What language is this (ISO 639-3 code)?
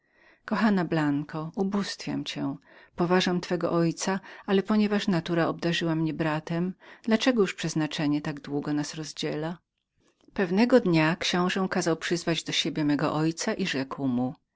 pol